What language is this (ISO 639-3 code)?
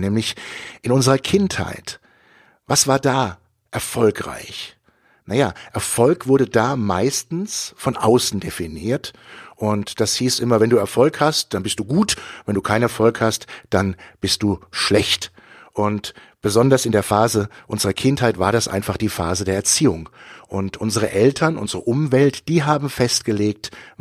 deu